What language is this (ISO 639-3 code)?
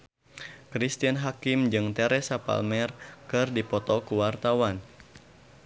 sun